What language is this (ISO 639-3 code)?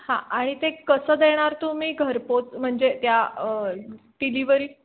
mar